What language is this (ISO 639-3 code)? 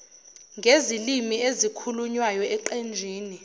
zul